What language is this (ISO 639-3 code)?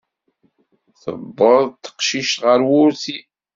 kab